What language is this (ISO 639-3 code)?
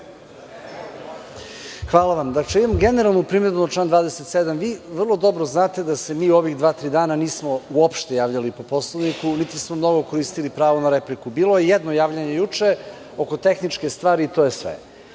srp